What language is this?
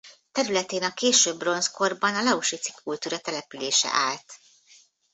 Hungarian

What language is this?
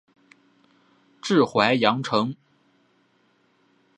Chinese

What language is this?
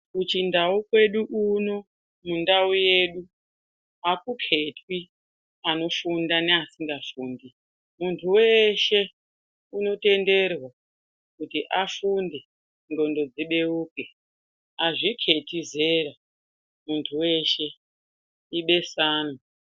Ndau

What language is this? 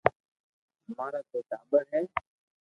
Loarki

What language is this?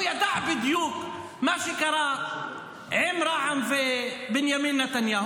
Hebrew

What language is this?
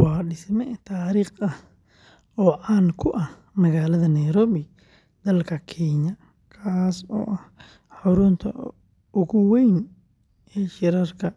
Somali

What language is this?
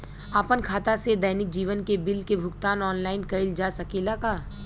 Bhojpuri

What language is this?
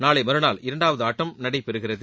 Tamil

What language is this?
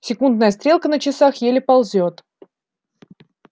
Russian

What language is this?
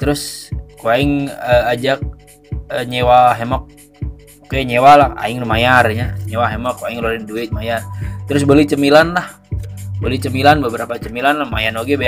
Indonesian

